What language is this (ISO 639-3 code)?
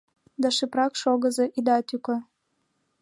chm